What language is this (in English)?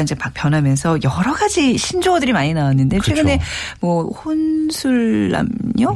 Korean